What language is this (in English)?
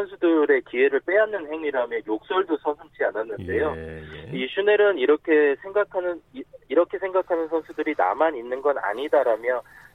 Korean